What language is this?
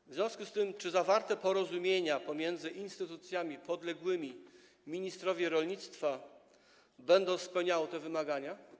Polish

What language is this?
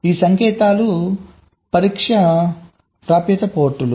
Telugu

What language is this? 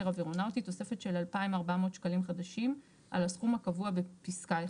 Hebrew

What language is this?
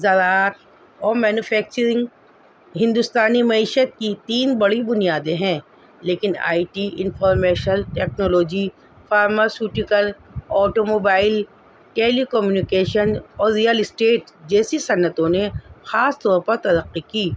Urdu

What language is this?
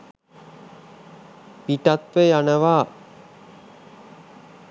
Sinhala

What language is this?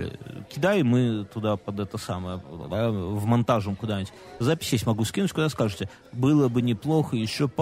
Russian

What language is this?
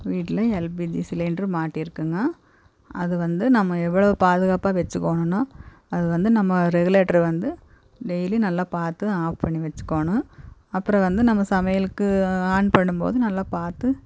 Tamil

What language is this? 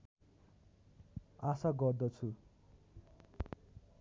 Nepali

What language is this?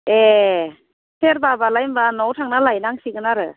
Bodo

